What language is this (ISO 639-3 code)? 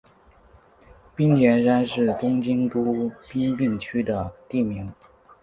zho